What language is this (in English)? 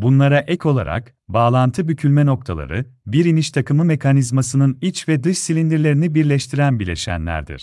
Turkish